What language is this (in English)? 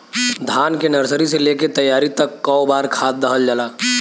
Bhojpuri